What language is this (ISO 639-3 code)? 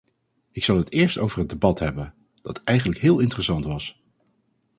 nld